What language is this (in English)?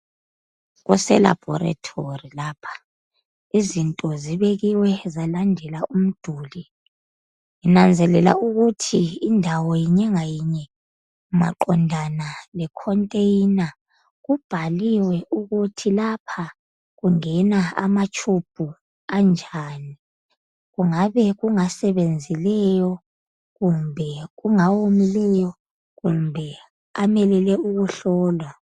North Ndebele